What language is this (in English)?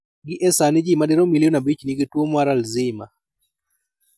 Luo (Kenya and Tanzania)